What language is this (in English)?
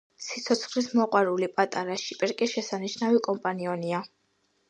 Georgian